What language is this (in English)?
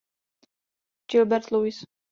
Czech